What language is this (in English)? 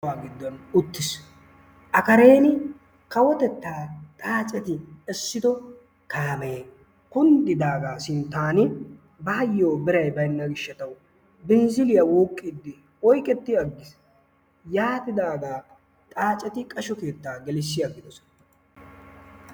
Wolaytta